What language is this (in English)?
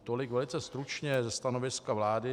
Czech